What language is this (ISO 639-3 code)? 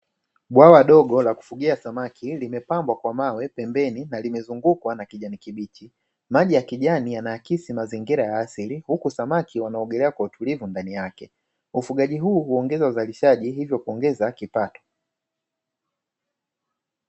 swa